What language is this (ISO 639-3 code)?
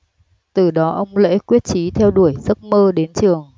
vie